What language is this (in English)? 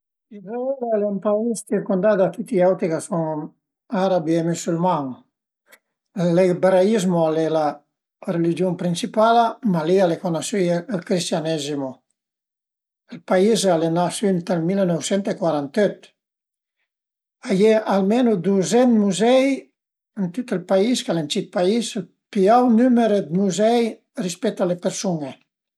Piedmontese